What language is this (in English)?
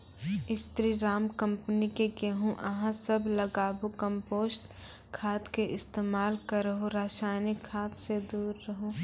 Maithili